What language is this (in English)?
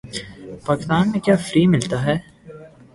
Urdu